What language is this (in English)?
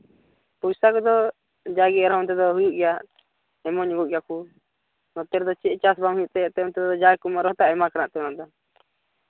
Santali